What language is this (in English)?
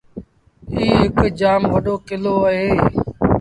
Sindhi Bhil